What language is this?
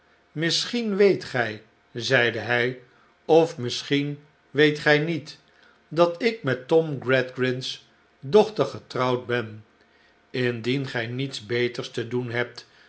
Dutch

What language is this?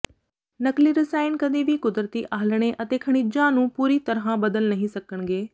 Punjabi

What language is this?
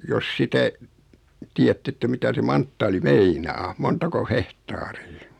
Finnish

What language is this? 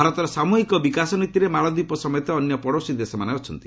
Odia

